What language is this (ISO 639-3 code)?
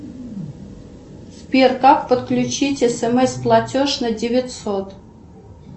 rus